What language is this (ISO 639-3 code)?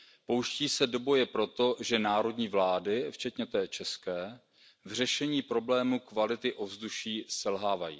ces